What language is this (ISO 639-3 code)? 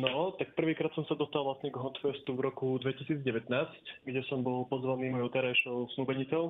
slk